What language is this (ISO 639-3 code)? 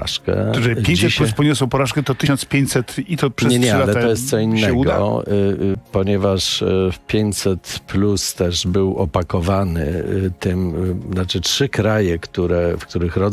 pol